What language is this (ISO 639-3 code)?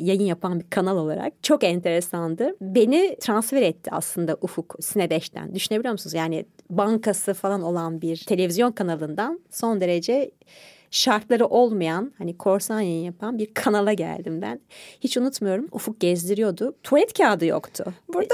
tur